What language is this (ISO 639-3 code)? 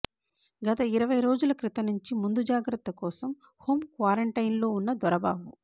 tel